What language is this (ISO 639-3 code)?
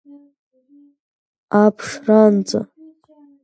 rus